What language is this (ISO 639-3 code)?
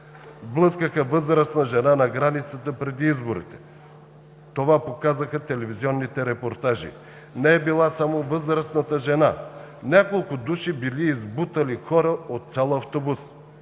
bul